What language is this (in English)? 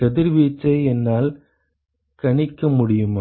Tamil